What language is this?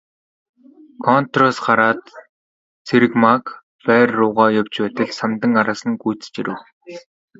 Mongolian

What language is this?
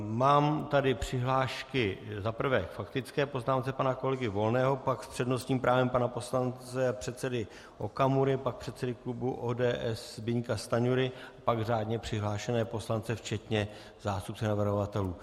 Czech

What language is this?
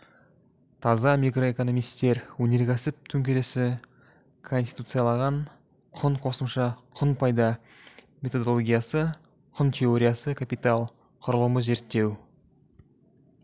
Kazakh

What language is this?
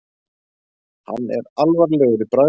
Icelandic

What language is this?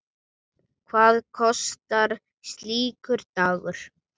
Icelandic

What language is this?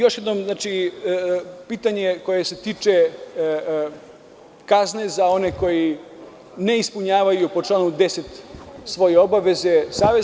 Serbian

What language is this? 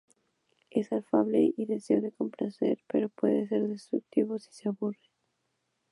Spanish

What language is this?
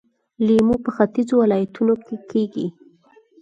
Pashto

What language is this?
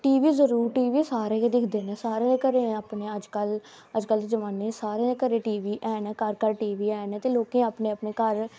Dogri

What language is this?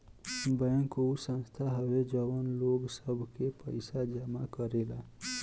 Bhojpuri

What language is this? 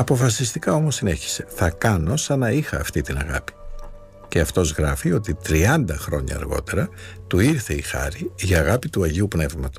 Greek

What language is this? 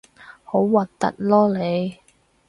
Cantonese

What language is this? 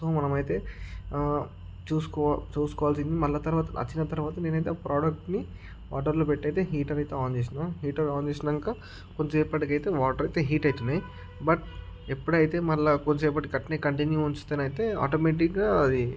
Telugu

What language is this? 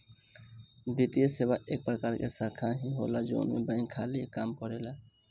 Bhojpuri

